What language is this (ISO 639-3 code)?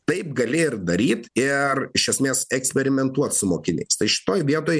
lit